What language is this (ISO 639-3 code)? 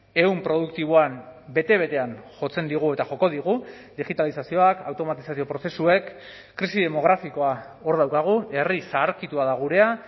eus